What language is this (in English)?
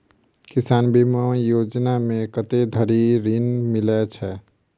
Maithili